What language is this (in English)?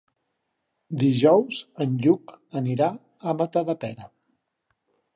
Catalan